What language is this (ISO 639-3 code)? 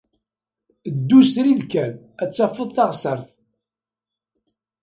kab